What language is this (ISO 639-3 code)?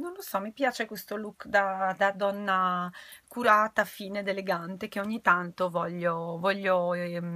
ita